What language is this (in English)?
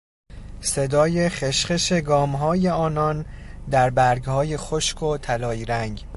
Persian